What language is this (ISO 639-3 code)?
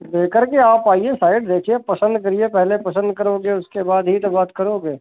hin